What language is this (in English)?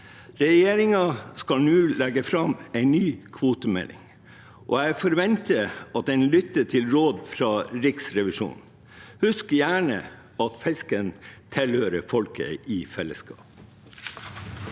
Norwegian